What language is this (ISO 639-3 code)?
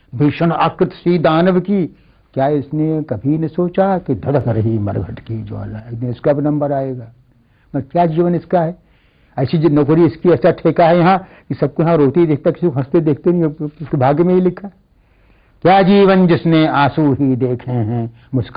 hin